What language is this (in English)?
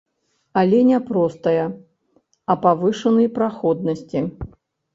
Belarusian